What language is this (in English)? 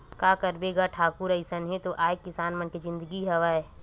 Chhattisgarhi